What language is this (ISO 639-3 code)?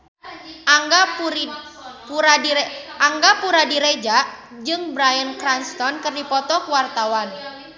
sun